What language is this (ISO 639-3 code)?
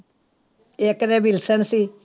pan